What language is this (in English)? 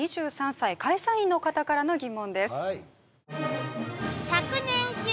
Japanese